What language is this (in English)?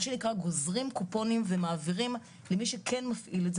Hebrew